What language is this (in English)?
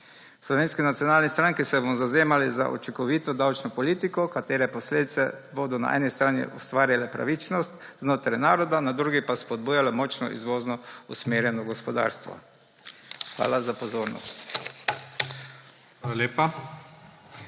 Slovenian